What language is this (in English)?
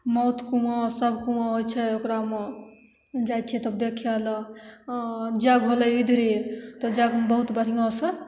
Maithili